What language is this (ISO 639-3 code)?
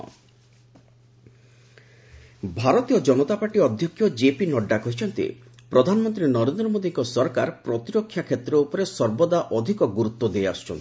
ori